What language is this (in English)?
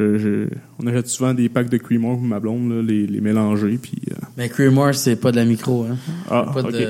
French